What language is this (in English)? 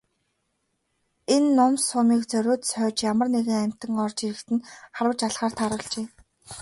Mongolian